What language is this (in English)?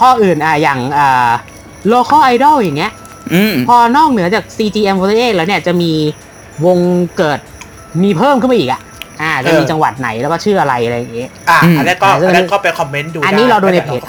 Thai